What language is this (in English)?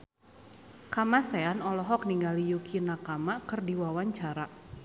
Sundanese